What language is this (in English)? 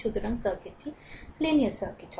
Bangla